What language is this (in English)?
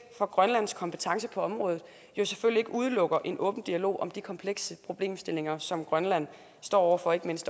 Danish